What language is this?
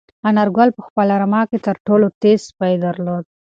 Pashto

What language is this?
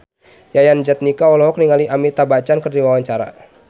Sundanese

